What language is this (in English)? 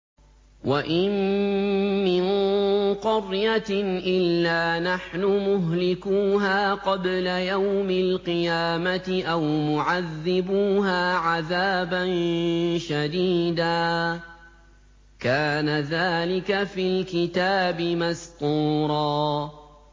Arabic